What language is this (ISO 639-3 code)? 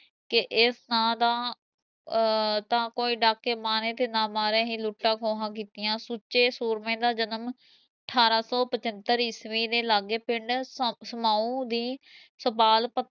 pan